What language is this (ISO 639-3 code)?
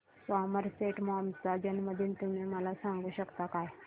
mar